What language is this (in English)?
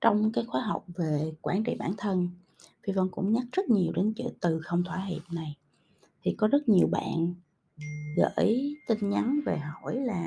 Vietnamese